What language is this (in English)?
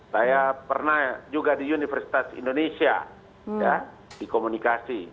Indonesian